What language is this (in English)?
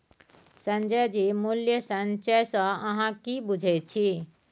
Maithili